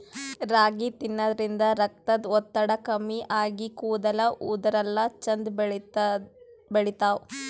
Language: Kannada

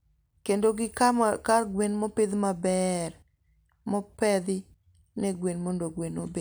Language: Luo (Kenya and Tanzania)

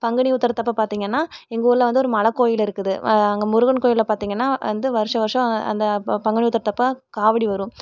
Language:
Tamil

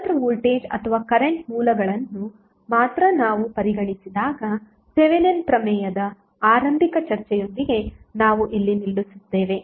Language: Kannada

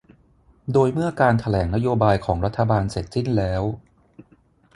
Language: Thai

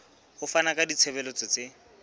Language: Southern Sotho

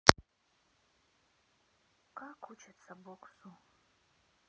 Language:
Russian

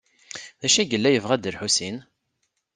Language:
Kabyle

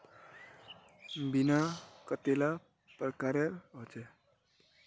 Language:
Magahi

